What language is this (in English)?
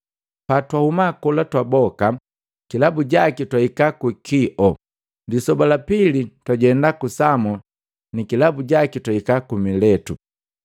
Matengo